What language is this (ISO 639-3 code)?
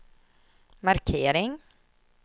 swe